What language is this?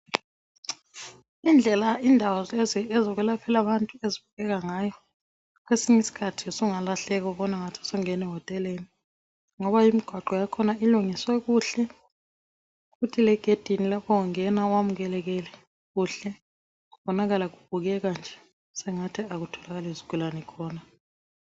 North Ndebele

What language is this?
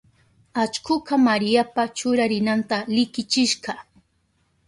Southern Pastaza Quechua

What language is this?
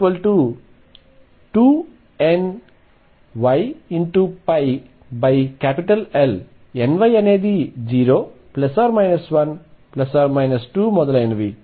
Telugu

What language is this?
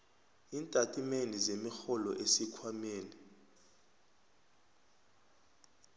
South Ndebele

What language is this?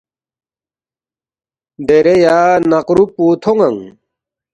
Balti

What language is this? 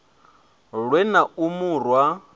Venda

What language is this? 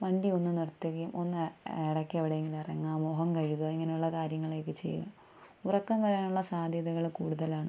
Malayalam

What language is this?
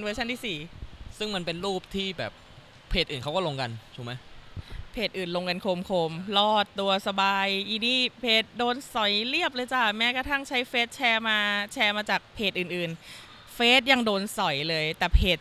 Thai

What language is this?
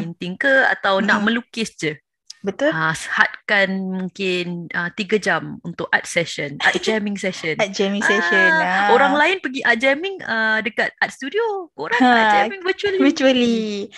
Malay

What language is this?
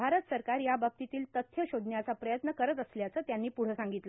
Marathi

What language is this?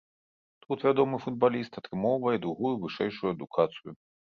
Belarusian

